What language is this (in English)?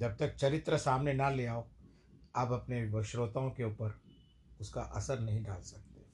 Hindi